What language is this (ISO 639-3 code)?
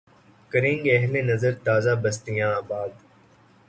urd